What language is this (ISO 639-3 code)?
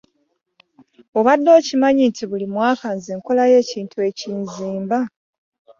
lug